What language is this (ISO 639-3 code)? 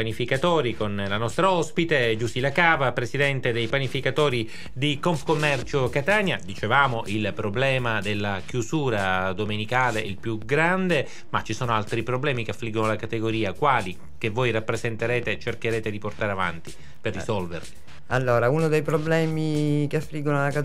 ita